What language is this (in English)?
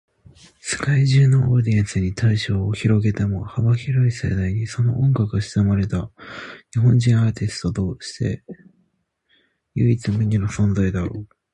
Japanese